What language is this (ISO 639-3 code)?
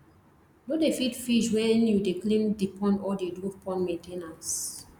pcm